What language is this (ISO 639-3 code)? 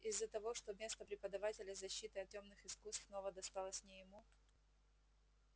rus